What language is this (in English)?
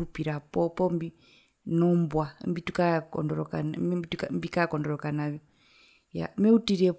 Herero